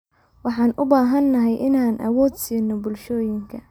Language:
Somali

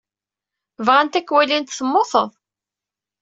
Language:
Kabyle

